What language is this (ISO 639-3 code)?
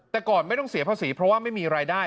tha